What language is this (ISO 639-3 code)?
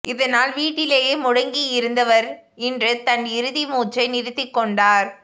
tam